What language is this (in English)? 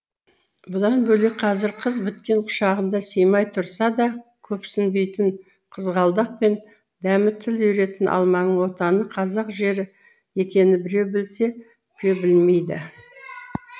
Kazakh